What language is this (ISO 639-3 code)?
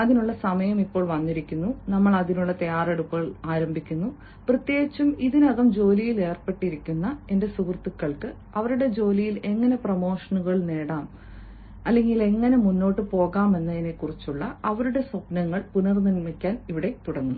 mal